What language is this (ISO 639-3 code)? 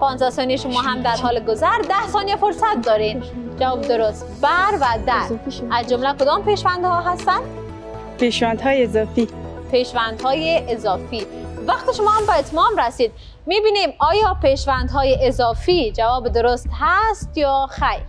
fas